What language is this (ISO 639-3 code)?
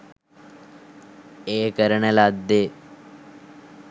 sin